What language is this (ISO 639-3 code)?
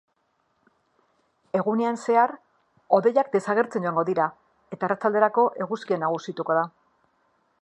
eus